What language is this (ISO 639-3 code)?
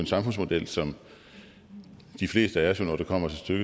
dan